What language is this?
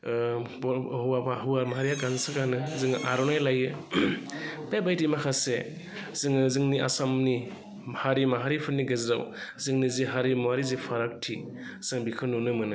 Bodo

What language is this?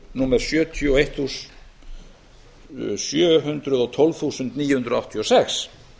Icelandic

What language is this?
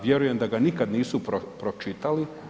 Croatian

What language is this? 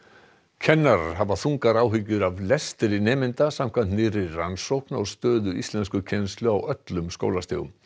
Icelandic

